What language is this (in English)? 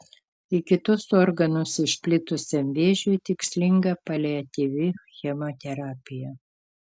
Lithuanian